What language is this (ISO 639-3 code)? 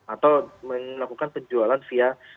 ind